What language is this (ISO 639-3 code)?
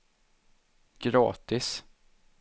swe